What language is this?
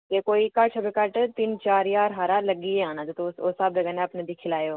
Dogri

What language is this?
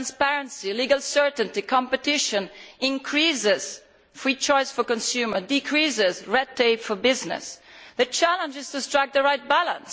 English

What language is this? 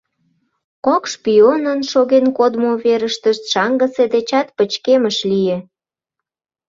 Mari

